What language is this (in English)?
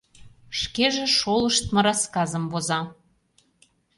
Mari